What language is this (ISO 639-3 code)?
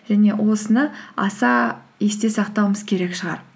kaz